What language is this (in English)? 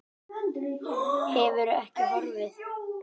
Icelandic